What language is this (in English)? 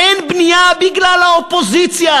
Hebrew